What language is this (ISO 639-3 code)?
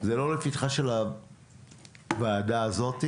heb